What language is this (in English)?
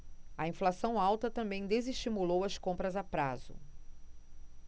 Portuguese